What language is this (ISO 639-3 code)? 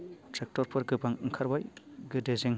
brx